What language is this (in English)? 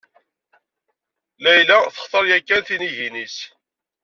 Kabyle